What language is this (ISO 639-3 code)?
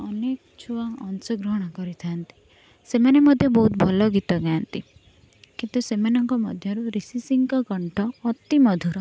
ori